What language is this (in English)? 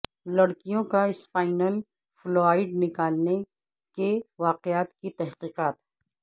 Urdu